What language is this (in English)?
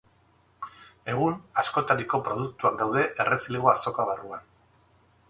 Basque